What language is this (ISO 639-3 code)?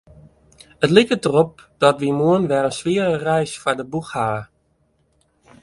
fry